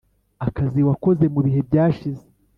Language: Kinyarwanda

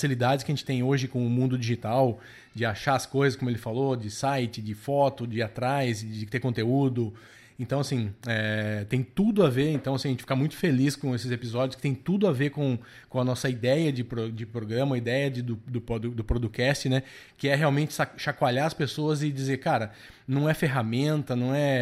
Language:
Portuguese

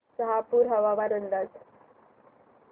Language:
Marathi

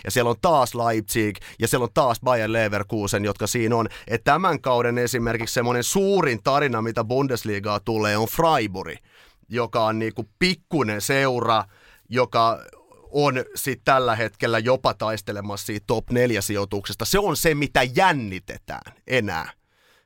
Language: Finnish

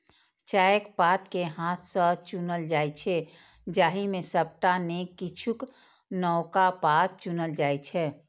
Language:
Maithili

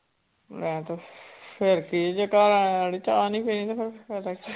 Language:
Punjabi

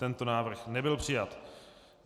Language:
Czech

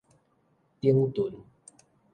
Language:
Min Nan Chinese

